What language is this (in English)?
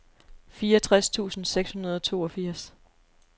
Danish